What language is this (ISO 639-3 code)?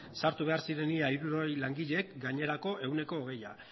eus